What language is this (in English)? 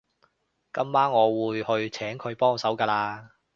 Cantonese